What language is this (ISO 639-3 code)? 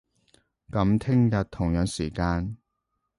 yue